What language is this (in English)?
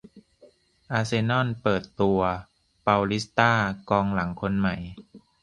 Thai